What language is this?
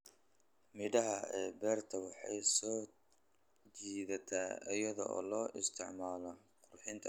Somali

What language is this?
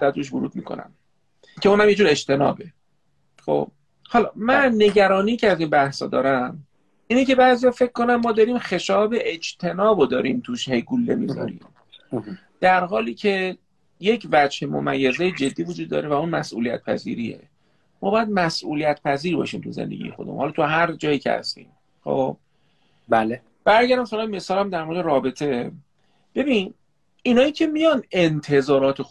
Persian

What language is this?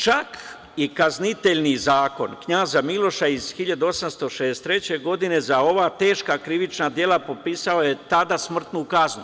Serbian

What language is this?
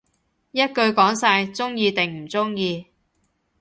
Cantonese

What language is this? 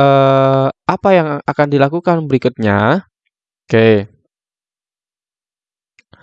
Indonesian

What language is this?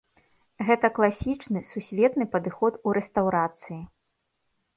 Belarusian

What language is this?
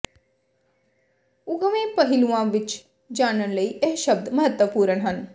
Punjabi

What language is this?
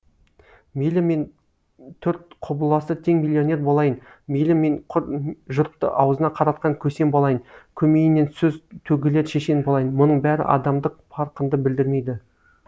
Kazakh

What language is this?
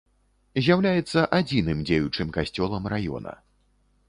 Belarusian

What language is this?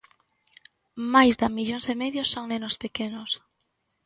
Galician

